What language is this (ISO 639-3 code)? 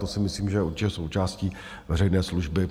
ces